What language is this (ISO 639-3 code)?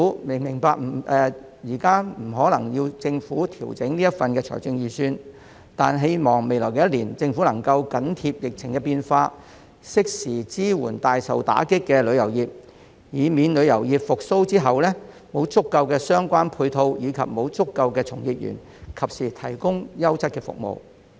yue